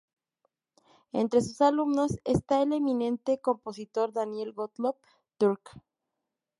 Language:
Spanish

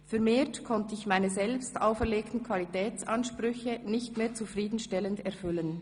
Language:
Swiss German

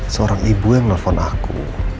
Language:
Indonesian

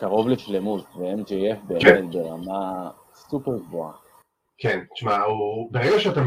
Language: Hebrew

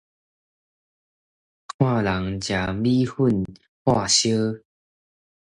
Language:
Min Nan Chinese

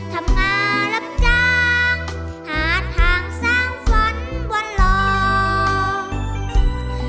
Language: Thai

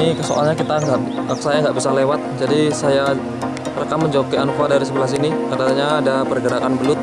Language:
Indonesian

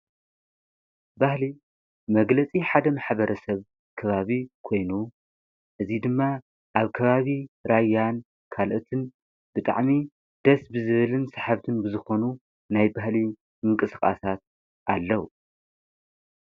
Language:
Tigrinya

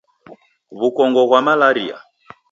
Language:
Taita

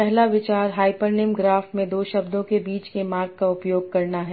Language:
Hindi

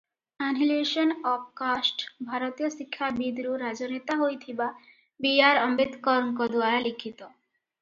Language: Odia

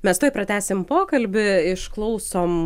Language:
Lithuanian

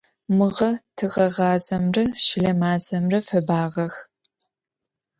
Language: Adyghe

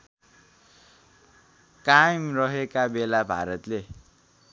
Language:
Nepali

